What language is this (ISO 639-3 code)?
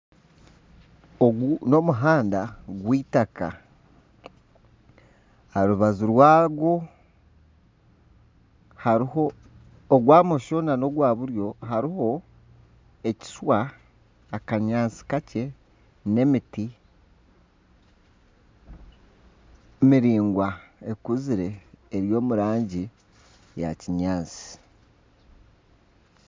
nyn